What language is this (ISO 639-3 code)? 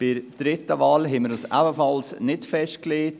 gsw